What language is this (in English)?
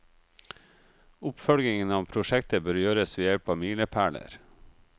Norwegian